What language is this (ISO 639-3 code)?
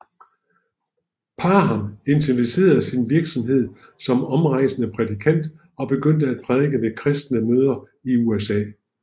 dan